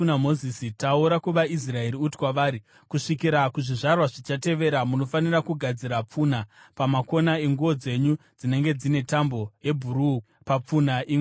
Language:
Shona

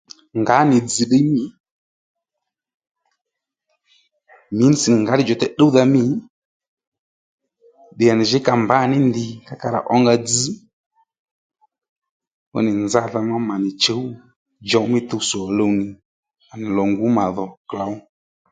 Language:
Lendu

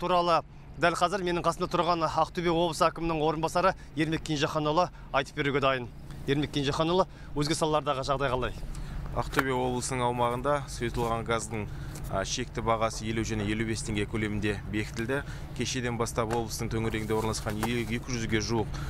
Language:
Turkish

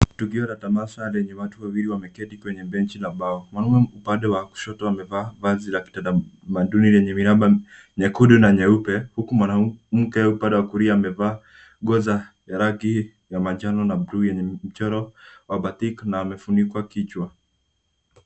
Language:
Swahili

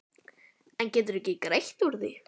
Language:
Icelandic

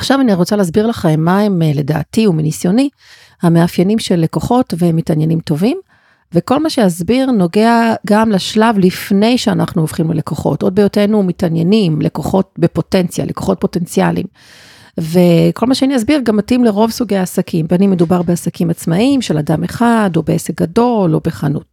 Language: Hebrew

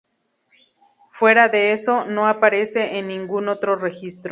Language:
Spanish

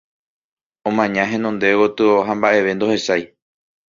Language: Guarani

